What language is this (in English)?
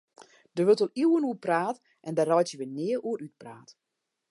Western Frisian